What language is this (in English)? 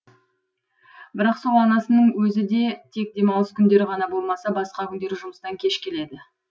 Kazakh